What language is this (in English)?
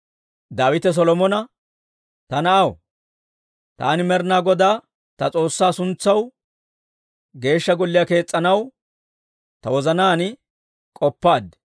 Dawro